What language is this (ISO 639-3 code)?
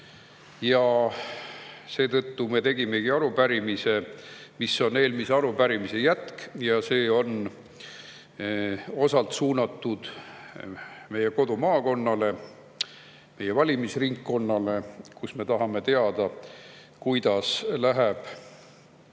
est